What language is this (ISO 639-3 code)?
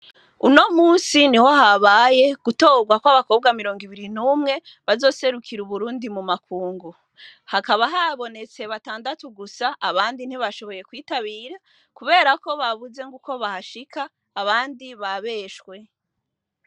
run